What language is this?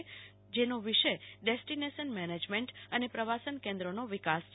Gujarati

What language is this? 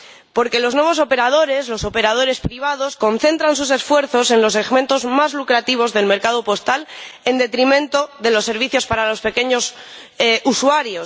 Spanish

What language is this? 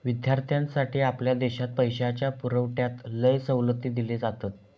Marathi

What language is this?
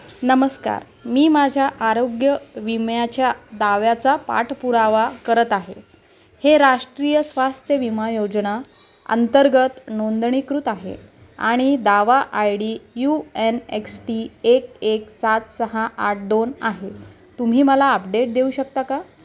Marathi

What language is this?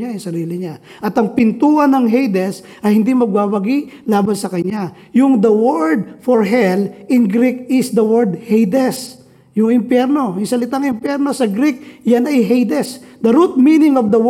Filipino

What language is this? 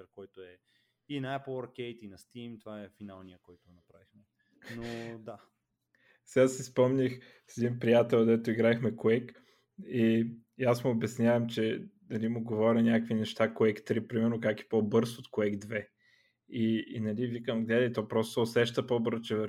Bulgarian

